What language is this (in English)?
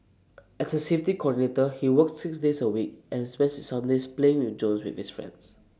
English